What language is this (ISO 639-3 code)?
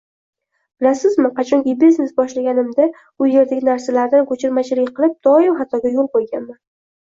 uzb